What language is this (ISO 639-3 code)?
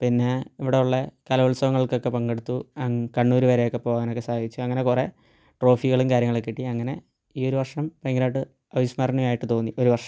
mal